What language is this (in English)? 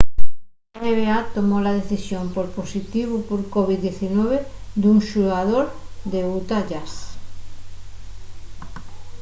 Asturian